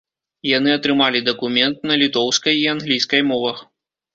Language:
Belarusian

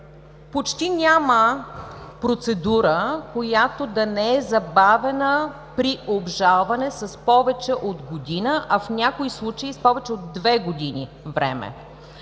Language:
Bulgarian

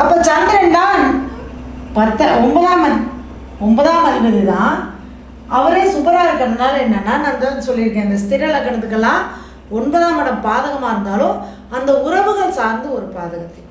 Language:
Tamil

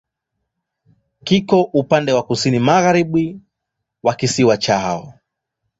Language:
Swahili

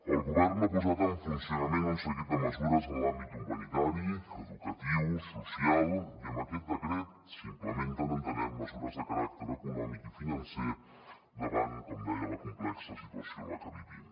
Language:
Catalan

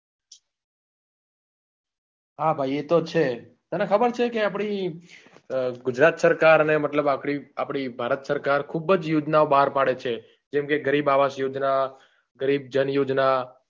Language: Gujarati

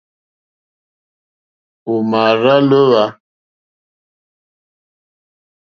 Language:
Mokpwe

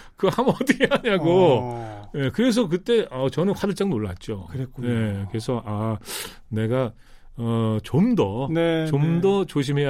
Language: Korean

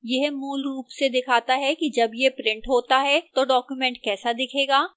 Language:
Hindi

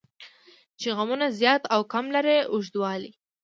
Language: Pashto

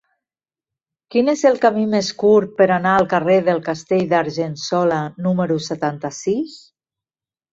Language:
Catalan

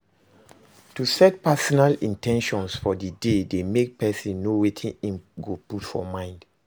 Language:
Nigerian Pidgin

